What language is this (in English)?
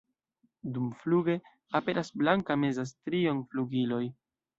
Esperanto